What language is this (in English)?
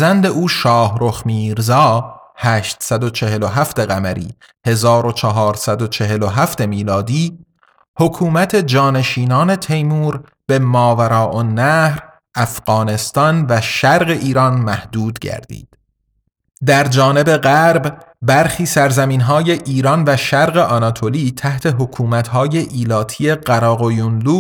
Persian